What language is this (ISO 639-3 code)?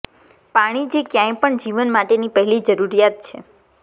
guj